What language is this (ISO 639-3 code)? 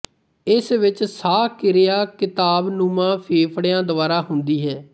pan